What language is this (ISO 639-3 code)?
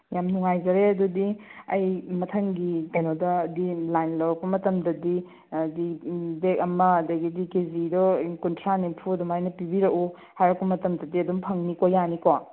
mni